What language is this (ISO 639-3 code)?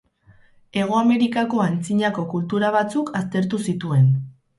eus